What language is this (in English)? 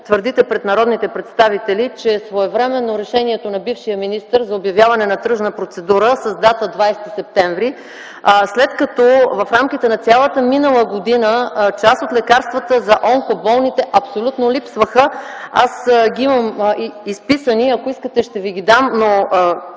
Bulgarian